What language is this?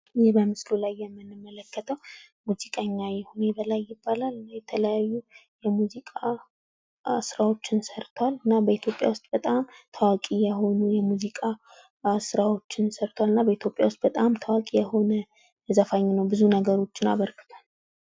Amharic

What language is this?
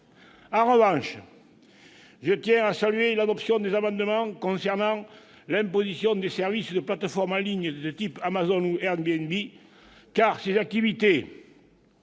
French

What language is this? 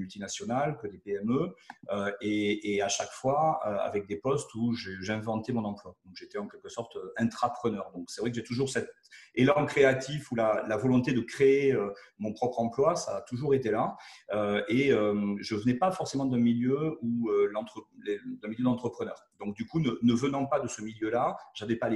French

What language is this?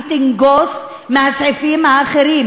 Hebrew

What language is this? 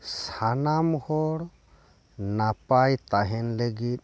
Santali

